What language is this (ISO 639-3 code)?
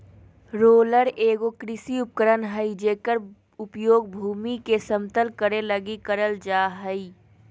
mag